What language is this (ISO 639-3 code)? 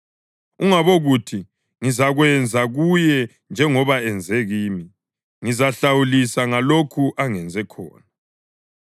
nde